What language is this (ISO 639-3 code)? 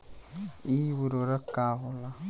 bho